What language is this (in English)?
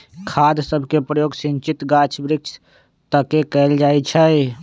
Magahi